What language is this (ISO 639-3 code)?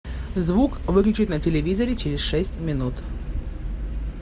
rus